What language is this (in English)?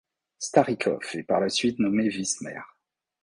French